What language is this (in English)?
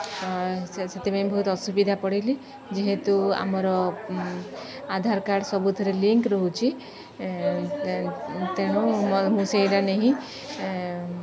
Odia